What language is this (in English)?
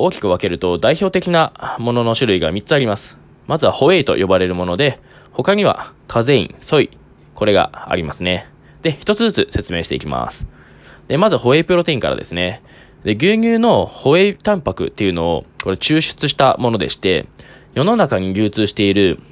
Japanese